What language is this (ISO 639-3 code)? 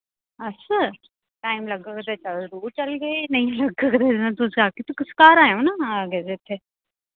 doi